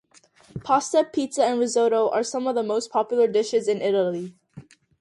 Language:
English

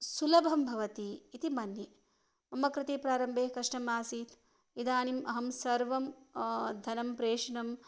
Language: Sanskrit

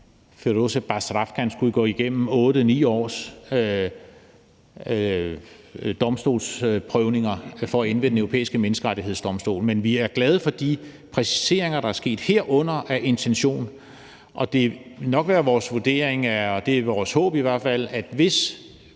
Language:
Danish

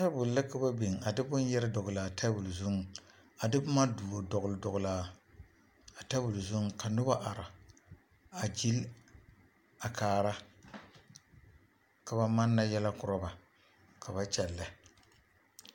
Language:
Southern Dagaare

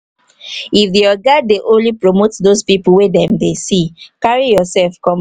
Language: Nigerian Pidgin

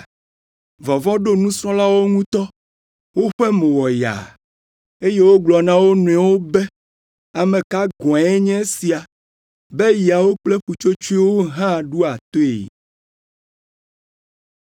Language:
Ewe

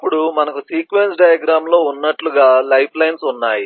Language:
Telugu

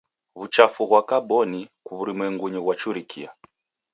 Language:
Taita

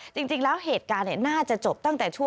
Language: Thai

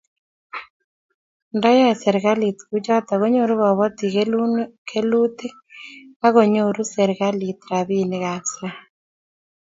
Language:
Kalenjin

